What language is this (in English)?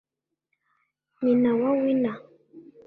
Kinyarwanda